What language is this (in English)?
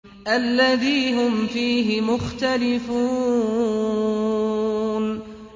Arabic